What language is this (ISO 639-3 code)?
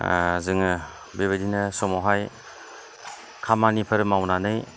brx